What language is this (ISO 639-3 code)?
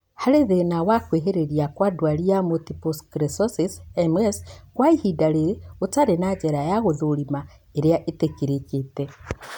kik